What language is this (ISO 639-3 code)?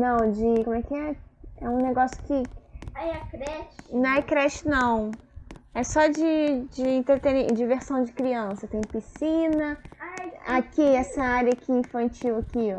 por